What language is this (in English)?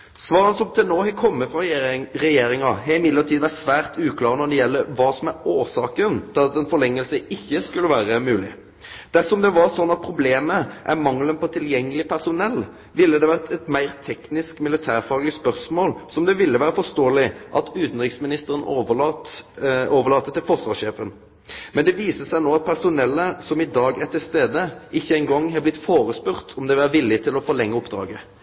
Norwegian Nynorsk